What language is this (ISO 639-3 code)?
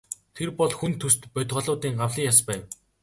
mon